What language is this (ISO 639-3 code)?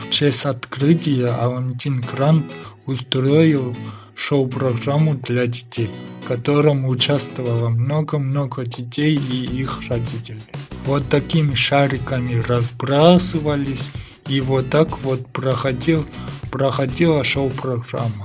rus